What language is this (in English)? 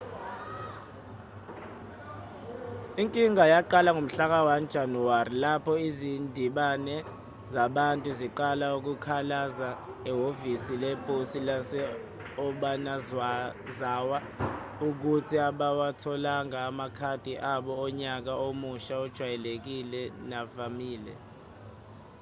Zulu